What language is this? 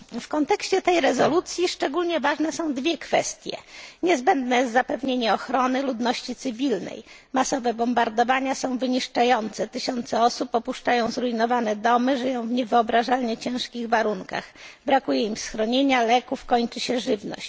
Polish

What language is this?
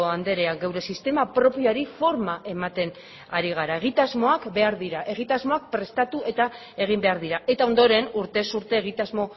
Basque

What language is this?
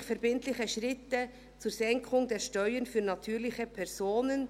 Swiss German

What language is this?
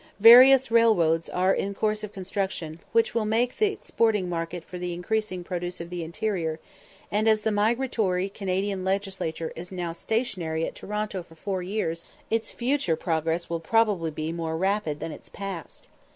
English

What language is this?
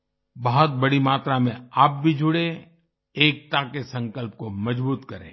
Hindi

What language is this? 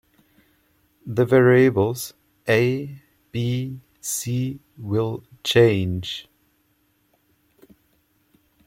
English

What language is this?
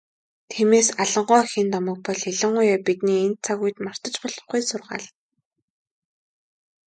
Mongolian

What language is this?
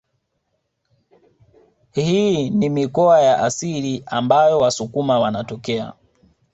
Swahili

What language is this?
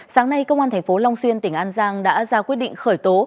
Vietnamese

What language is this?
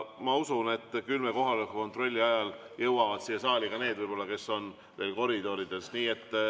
Estonian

